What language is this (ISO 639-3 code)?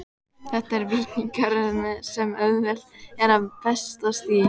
isl